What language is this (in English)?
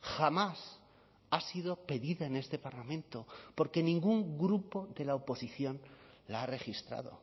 Spanish